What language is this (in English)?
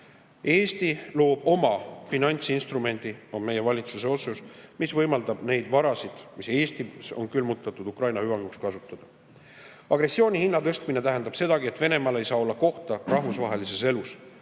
Estonian